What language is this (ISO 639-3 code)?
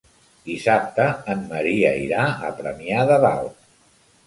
cat